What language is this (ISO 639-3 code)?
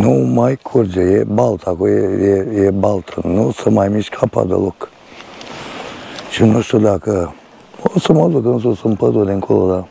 ron